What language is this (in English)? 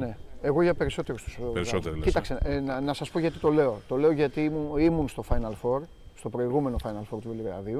Greek